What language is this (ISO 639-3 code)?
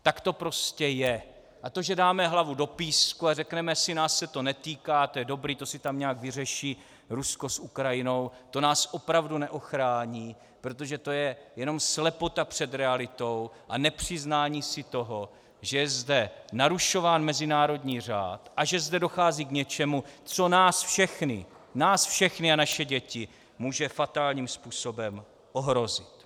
ces